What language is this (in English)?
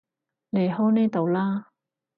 Cantonese